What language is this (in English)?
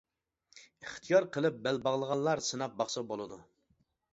Uyghur